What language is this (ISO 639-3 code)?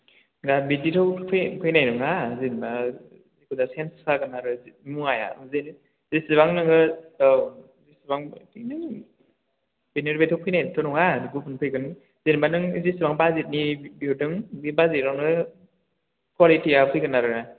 brx